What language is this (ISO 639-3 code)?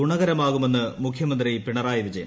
mal